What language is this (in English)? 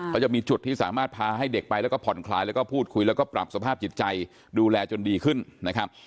Thai